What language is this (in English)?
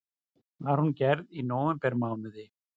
Icelandic